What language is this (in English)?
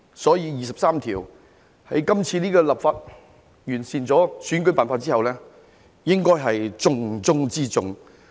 Cantonese